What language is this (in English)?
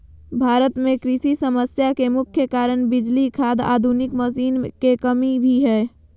Magahi